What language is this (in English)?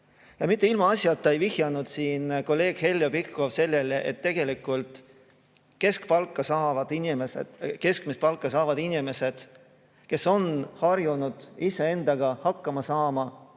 Estonian